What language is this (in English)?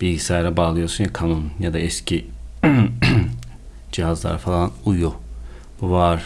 Turkish